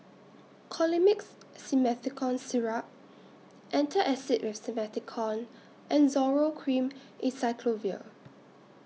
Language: English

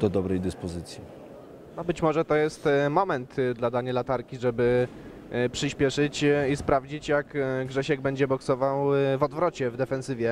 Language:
Polish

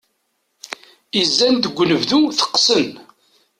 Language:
Kabyle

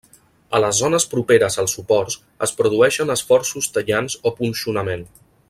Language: Catalan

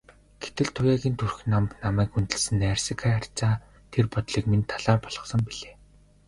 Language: Mongolian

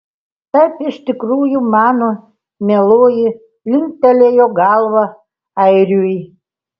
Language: Lithuanian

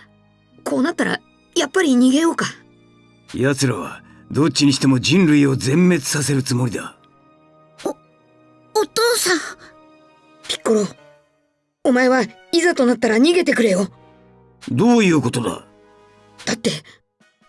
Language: Japanese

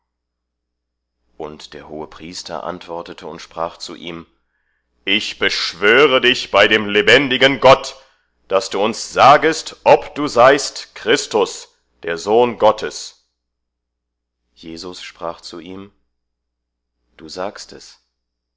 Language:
German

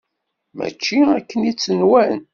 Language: Kabyle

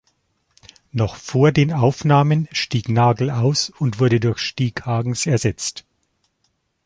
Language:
German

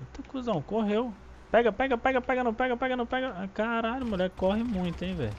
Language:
Portuguese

